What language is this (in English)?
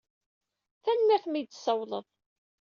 Kabyle